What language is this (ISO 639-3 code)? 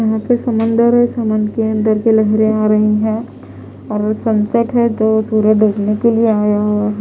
hin